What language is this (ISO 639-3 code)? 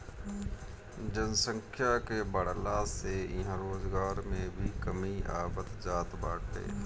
bho